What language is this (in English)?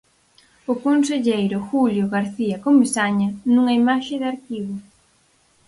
Galician